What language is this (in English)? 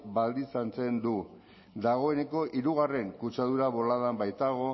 Basque